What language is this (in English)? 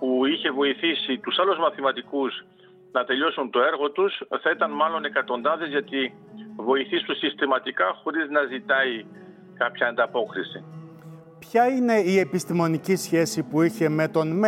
Greek